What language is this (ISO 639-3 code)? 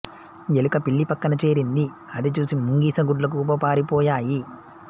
tel